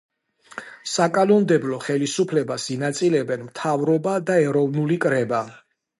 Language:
Georgian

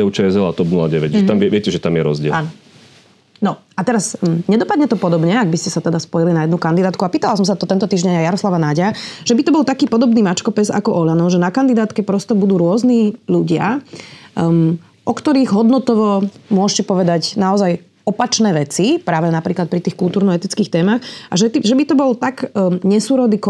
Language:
Slovak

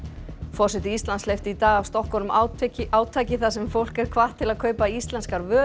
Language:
Icelandic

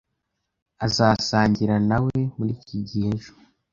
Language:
Kinyarwanda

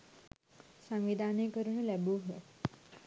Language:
Sinhala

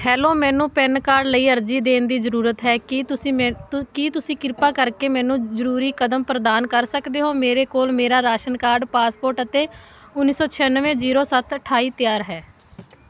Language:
Punjabi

